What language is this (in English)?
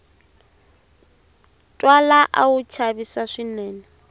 Tsonga